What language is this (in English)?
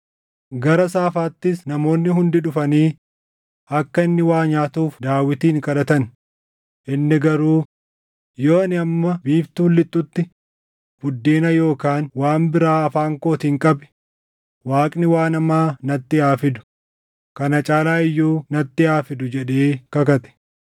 Oromo